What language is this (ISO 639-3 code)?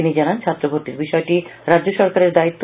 ben